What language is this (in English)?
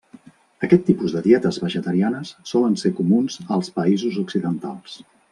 Catalan